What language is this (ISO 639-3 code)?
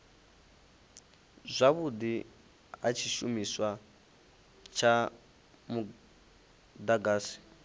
ven